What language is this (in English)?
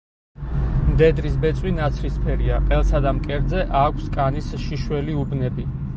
Georgian